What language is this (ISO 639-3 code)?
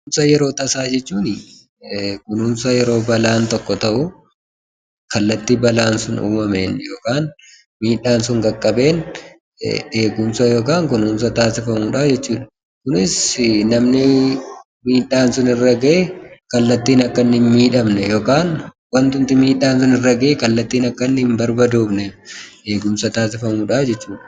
orm